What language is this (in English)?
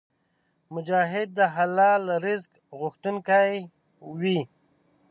Pashto